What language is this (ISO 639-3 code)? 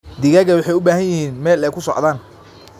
som